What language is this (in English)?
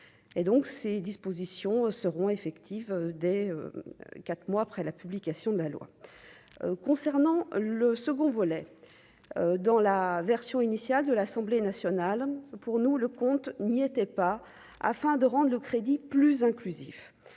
French